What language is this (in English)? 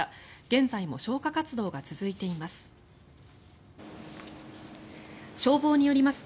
Japanese